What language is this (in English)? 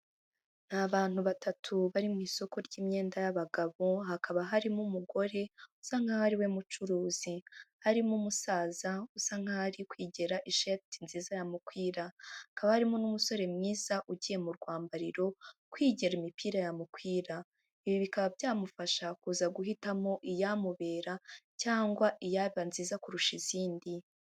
Kinyarwanda